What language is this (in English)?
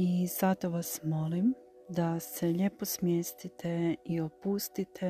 Croatian